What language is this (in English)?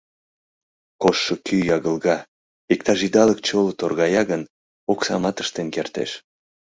Mari